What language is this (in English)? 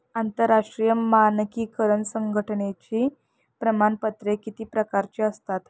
Marathi